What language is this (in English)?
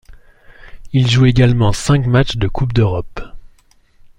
French